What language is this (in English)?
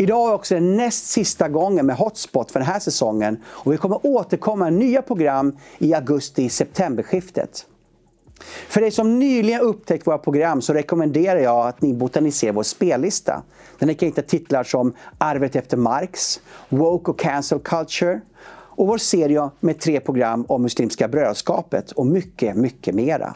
Swedish